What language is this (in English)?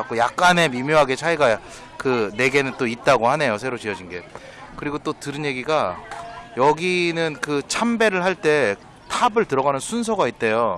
Korean